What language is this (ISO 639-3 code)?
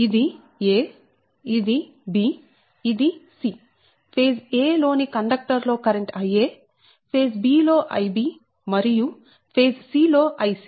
tel